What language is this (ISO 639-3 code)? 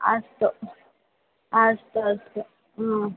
san